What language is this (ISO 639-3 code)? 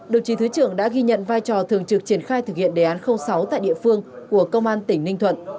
vie